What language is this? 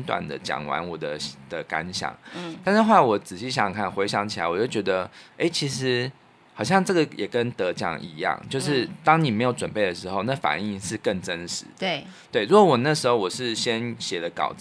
Chinese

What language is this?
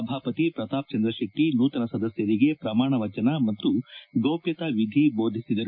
Kannada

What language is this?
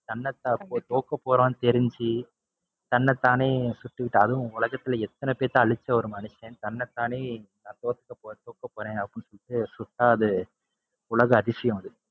Tamil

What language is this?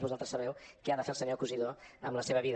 Catalan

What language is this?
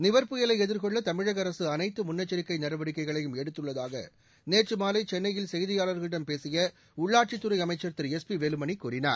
Tamil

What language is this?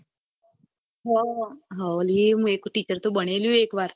Gujarati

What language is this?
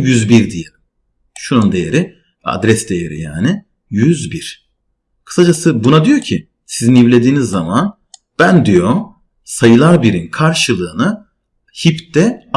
Turkish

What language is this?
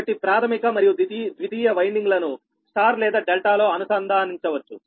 Telugu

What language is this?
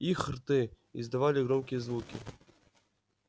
Russian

